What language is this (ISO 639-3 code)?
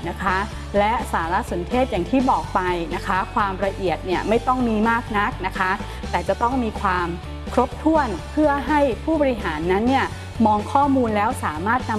tha